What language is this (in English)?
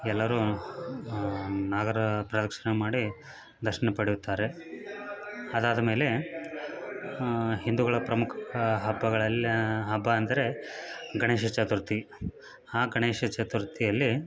Kannada